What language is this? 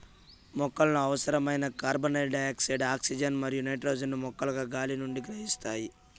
Telugu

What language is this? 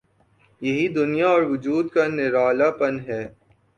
Urdu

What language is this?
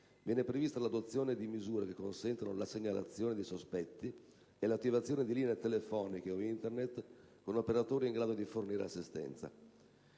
Italian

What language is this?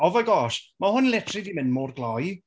Welsh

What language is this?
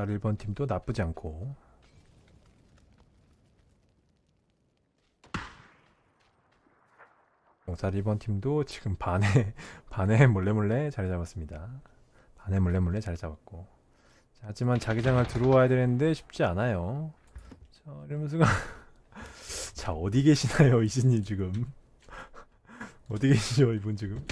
Korean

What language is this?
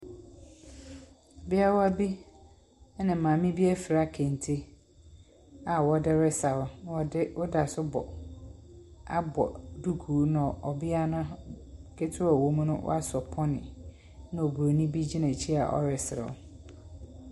Akan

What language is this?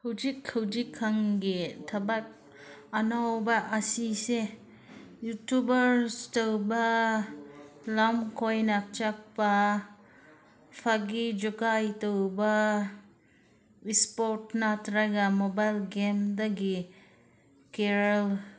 Manipuri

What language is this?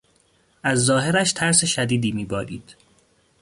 Persian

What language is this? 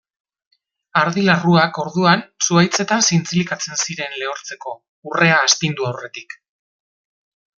Basque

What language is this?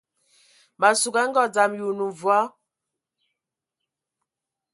Ewondo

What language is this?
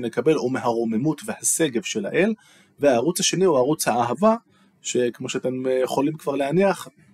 Hebrew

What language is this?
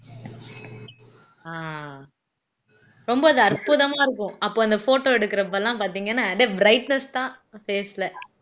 Tamil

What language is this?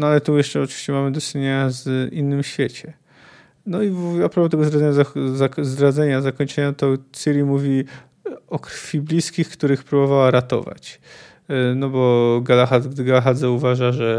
Polish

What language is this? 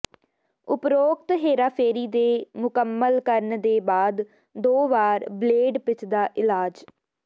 Punjabi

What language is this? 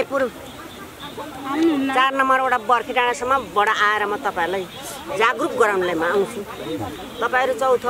Thai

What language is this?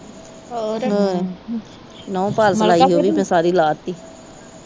Punjabi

